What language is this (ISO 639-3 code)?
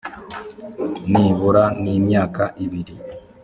kin